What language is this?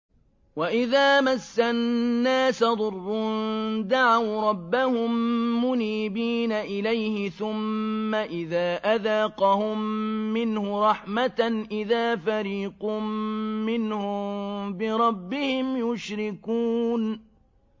Arabic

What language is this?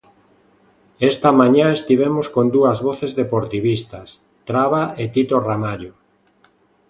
Galician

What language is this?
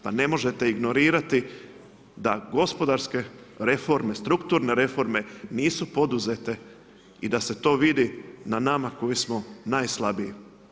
Croatian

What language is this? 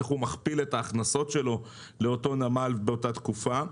Hebrew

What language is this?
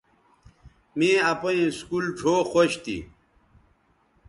Bateri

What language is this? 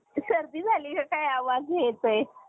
Marathi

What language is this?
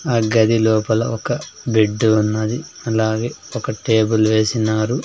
Telugu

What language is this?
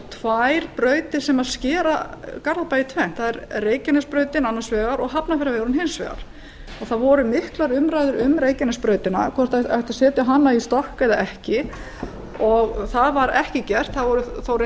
Icelandic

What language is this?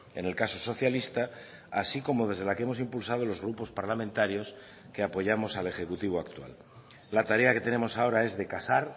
Spanish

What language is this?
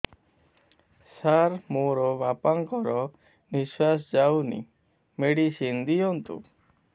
Odia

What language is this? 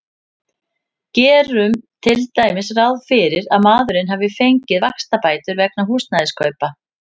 Icelandic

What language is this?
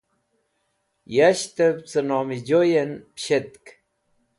Wakhi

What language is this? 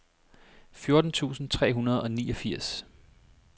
Danish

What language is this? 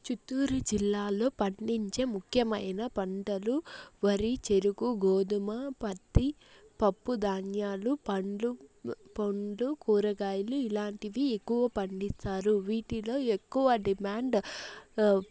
Telugu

